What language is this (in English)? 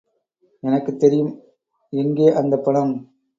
Tamil